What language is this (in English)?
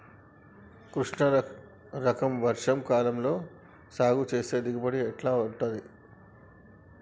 Telugu